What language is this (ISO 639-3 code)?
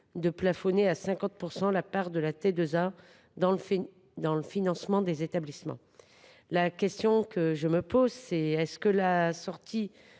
fra